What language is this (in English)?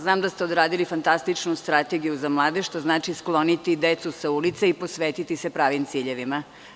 Serbian